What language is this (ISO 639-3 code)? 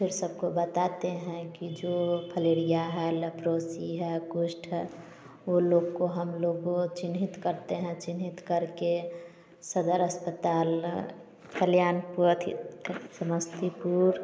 hin